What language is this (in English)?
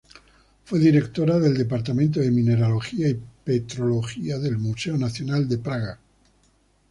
Spanish